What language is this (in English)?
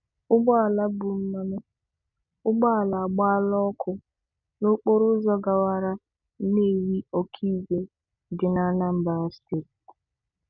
Igbo